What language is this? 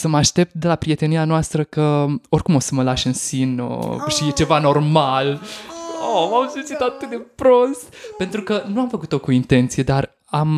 Romanian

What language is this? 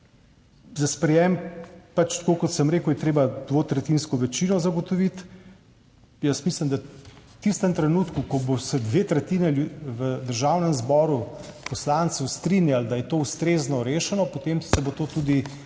Slovenian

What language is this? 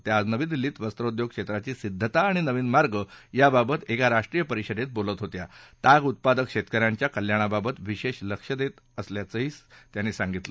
Marathi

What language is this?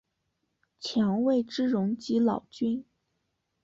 Chinese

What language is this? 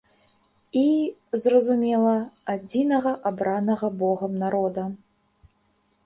Belarusian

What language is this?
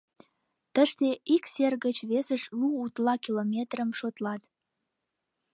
Mari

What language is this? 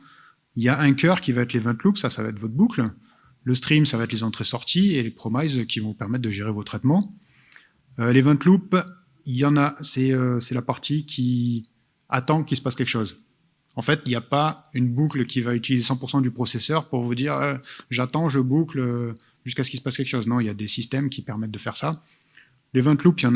French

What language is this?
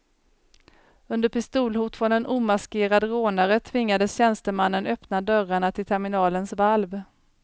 Swedish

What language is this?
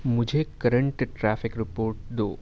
Urdu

